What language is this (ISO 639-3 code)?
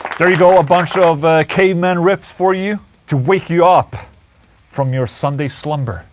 eng